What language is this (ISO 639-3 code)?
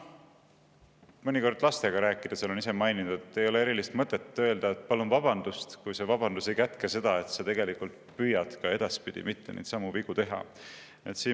est